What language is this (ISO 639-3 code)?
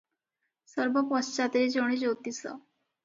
ori